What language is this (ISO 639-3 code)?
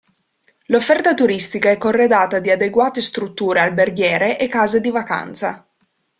ita